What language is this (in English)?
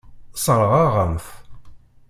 Kabyle